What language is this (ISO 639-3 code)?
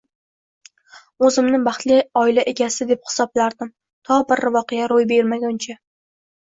uzb